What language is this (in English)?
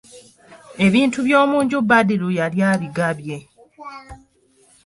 Ganda